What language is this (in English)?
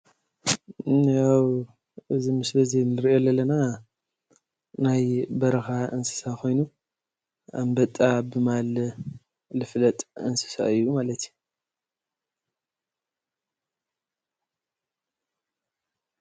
Tigrinya